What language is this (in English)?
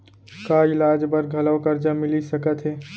Chhattisgarhi